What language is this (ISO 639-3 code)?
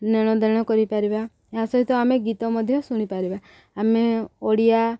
ori